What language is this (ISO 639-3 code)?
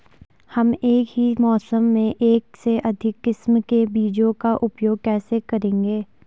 hin